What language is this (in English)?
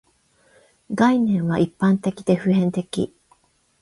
Japanese